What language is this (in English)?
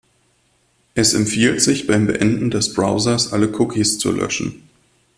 German